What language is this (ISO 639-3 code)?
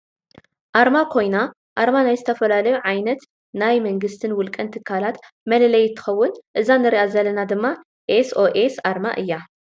tir